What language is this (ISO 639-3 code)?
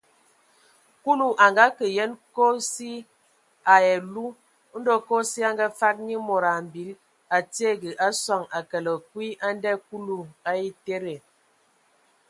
ewo